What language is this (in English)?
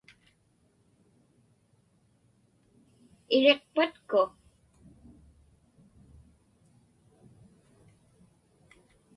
Inupiaq